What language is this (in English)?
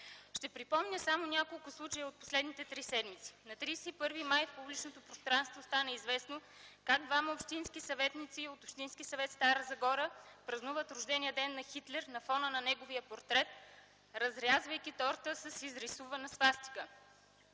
Bulgarian